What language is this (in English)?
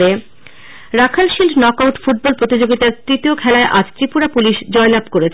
Bangla